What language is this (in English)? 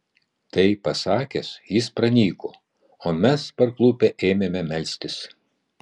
Lithuanian